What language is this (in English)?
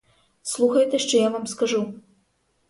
Ukrainian